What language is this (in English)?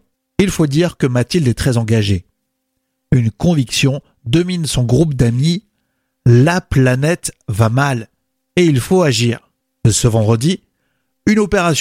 French